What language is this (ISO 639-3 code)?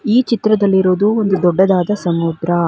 kan